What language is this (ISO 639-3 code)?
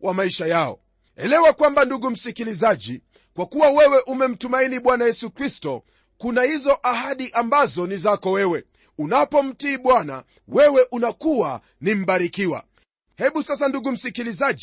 swa